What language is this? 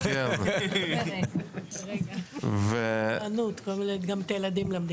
Hebrew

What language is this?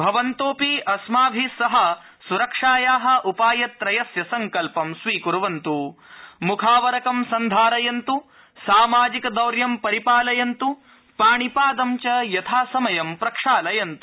Sanskrit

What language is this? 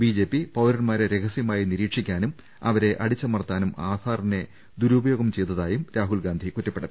Malayalam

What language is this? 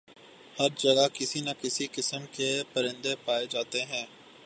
Urdu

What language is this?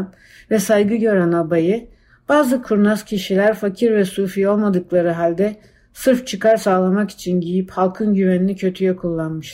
Turkish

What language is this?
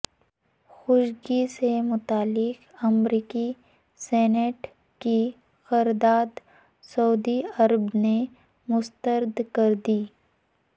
Urdu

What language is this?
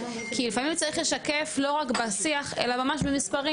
Hebrew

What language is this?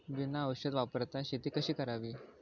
Marathi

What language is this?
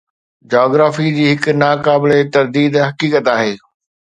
Sindhi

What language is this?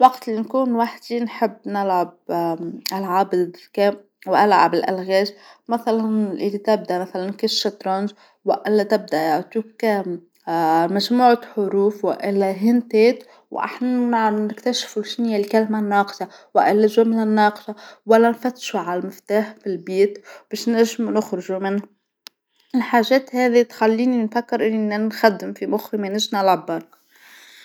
Tunisian Arabic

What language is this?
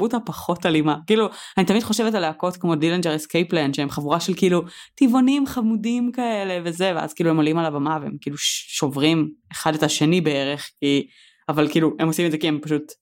Hebrew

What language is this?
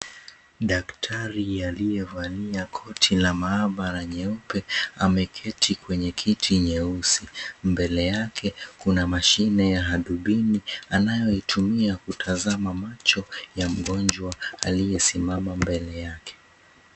Swahili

